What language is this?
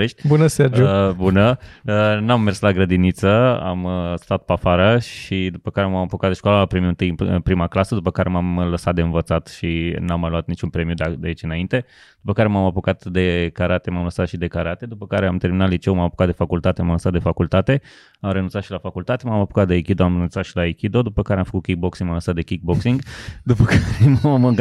Romanian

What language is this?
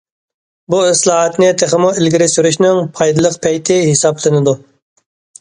Uyghur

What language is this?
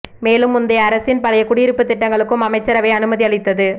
Tamil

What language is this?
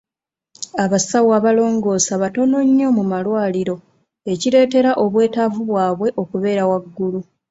Ganda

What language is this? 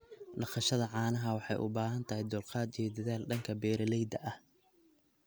Somali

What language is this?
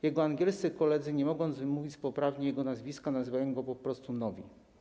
Polish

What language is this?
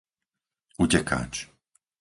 Slovak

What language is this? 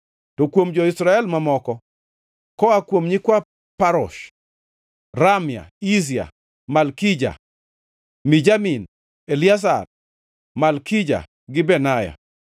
Luo (Kenya and Tanzania)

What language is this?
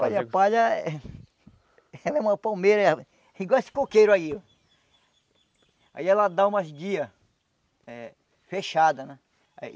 Portuguese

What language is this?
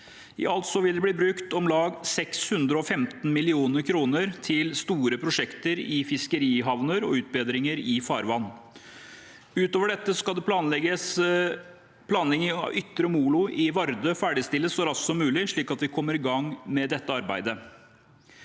Norwegian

